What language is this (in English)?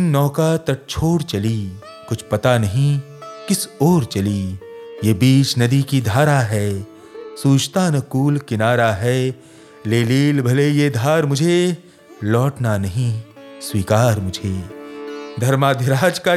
Hindi